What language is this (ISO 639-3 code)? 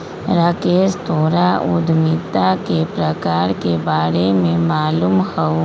mag